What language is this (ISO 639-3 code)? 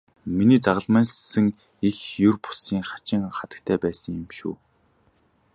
mon